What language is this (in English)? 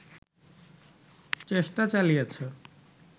Bangla